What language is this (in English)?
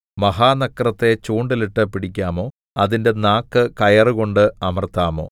Malayalam